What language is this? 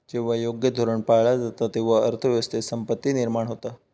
Marathi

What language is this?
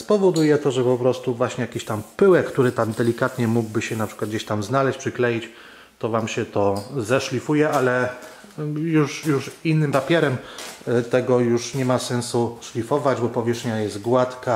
Polish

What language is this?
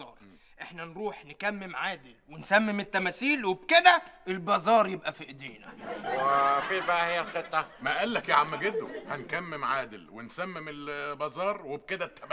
Arabic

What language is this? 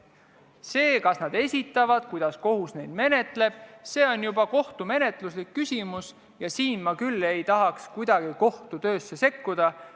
Estonian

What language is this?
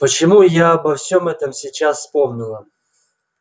Russian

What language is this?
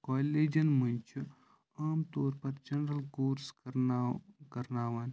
Kashmiri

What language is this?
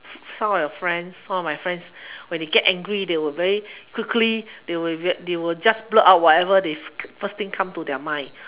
English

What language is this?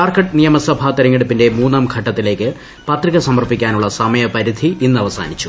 Malayalam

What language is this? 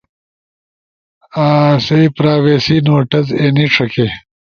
Ushojo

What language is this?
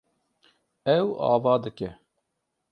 Kurdish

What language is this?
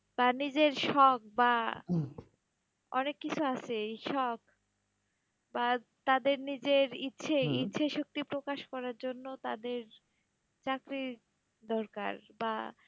Bangla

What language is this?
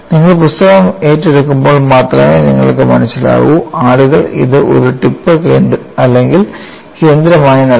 Malayalam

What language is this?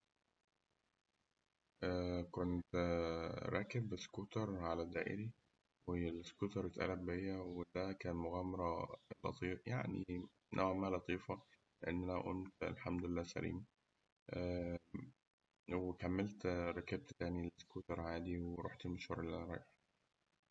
Egyptian Arabic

